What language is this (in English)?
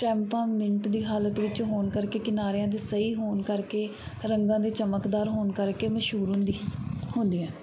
Punjabi